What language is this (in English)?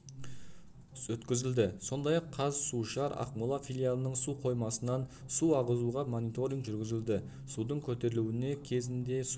Kazakh